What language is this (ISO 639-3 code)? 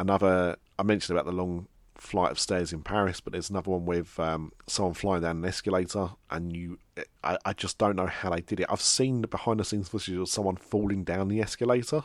eng